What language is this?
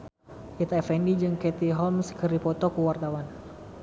Sundanese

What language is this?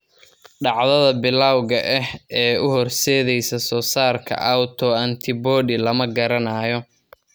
Somali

